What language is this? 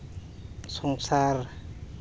Santali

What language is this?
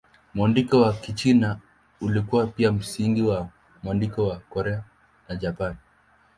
Swahili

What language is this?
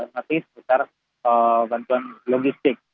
Indonesian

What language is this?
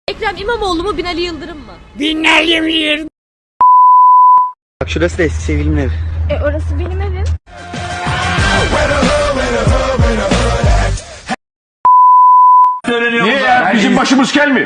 Turkish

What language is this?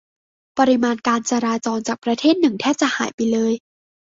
Thai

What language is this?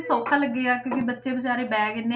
Punjabi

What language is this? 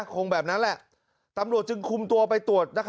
Thai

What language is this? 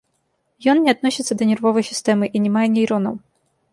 Belarusian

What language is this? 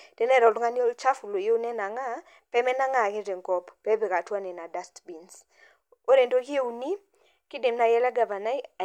Masai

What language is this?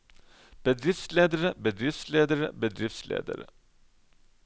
Norwegian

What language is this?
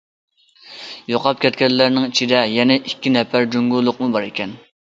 Uyghur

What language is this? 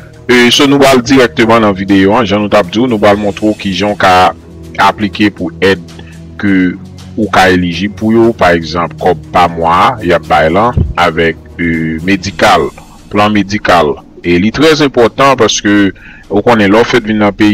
French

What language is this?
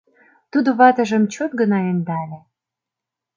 Mari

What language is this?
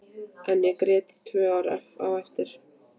Icelandic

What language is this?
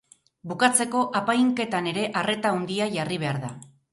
Basque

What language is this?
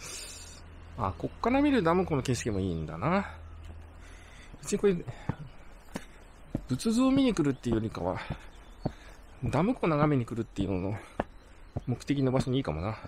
Japanese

